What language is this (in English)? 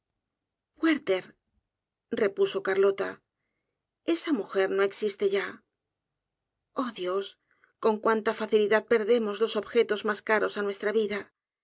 Spanish